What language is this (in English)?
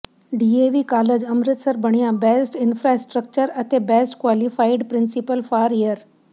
Punjabi